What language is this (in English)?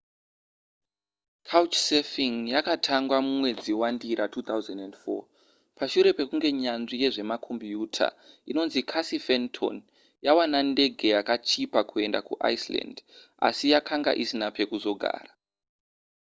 Shona